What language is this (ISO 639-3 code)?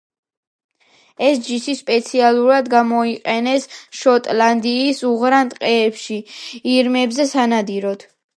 kat